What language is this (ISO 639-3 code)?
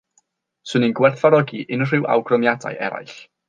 cym